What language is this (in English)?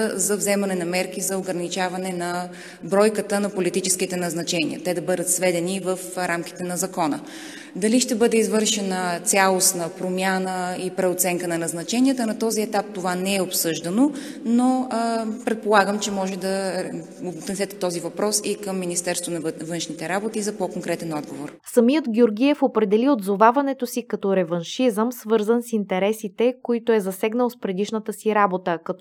Bulgarian